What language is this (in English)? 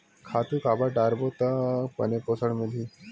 Chhattisgarhi